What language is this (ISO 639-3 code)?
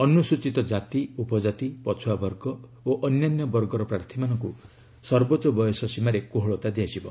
ori